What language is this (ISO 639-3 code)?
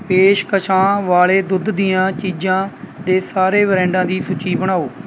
pan